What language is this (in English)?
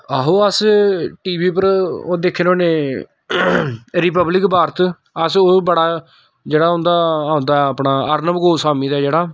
Dogri